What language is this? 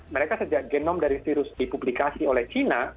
Indonesian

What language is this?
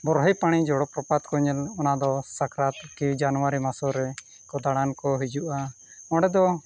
Santali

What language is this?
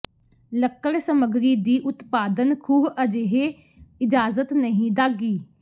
Punjabi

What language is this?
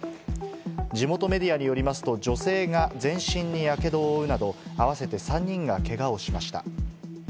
Japanese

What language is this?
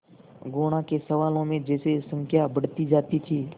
Hindi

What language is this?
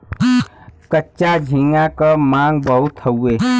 Bhojpuri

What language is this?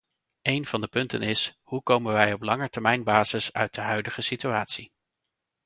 Dutch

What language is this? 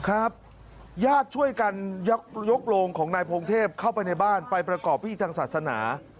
Thai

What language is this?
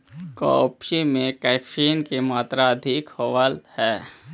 Magahi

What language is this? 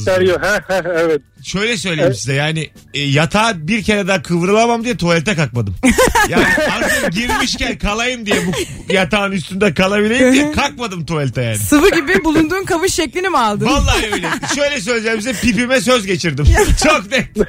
Turkish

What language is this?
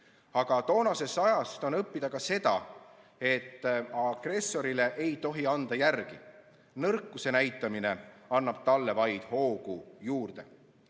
Estonian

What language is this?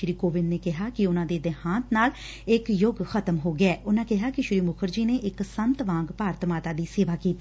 Punjabi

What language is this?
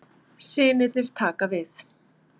Icelandic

